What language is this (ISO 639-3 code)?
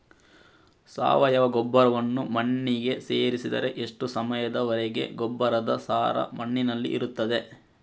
kan